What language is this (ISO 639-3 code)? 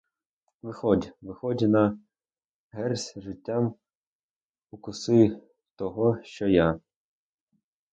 ukr